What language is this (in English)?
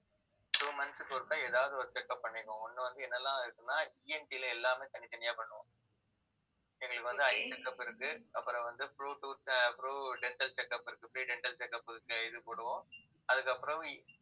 Tamil